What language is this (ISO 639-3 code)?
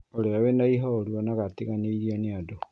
kik